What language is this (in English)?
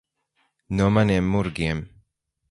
Latvian